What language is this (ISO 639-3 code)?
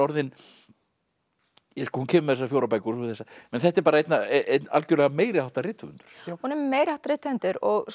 isl